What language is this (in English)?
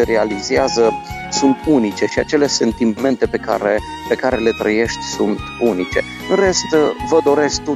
Romanian